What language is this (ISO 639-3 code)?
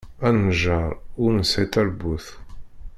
kab